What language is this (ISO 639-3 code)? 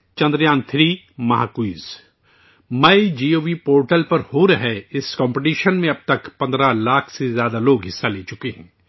urd